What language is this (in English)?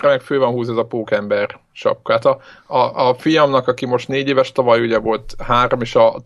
Hungarian